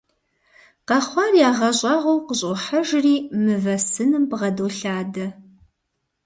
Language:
Kabardian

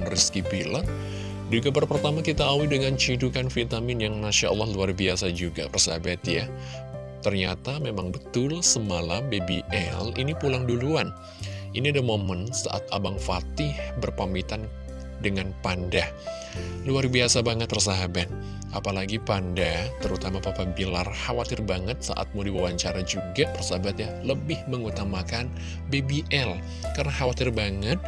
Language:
Indonesian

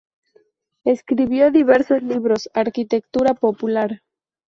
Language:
Spanish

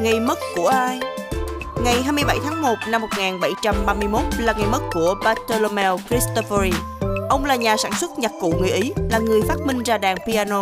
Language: Vietnamese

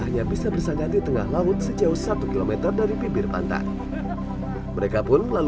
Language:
Indonesian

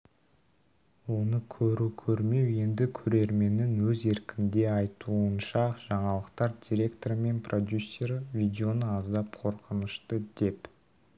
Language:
Kazakh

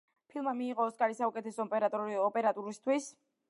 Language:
Georgian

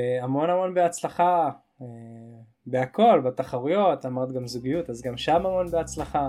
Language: Hebrew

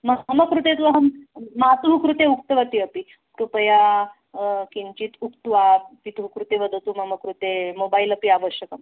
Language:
Sanskrit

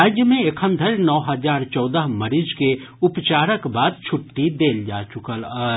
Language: Maithili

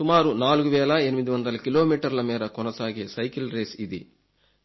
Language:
Telugu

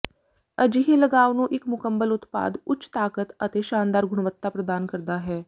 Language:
Punjabi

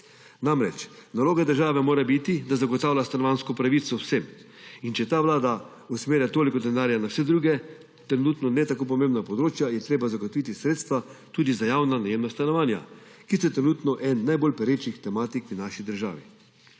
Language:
Slovenian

